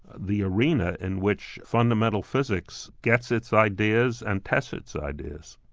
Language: English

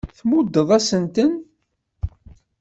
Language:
Kabyle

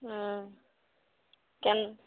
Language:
Maithili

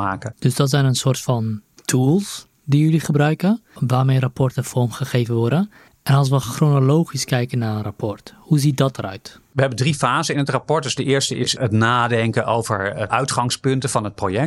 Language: Dutch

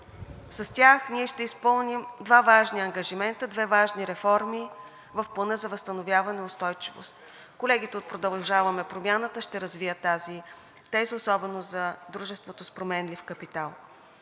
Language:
Bulgarian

